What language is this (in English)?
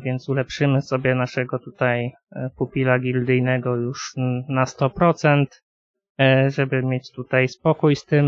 Polish